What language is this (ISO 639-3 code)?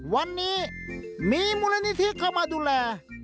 tha